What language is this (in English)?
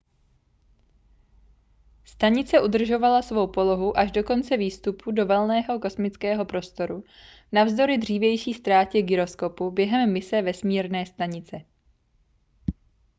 Czech